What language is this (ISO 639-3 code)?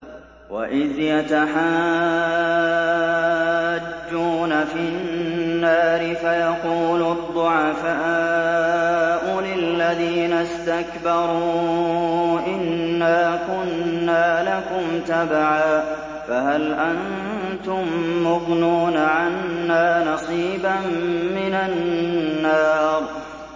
ara